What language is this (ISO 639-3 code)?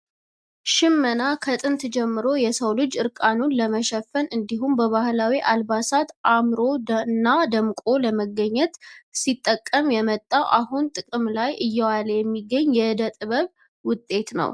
amh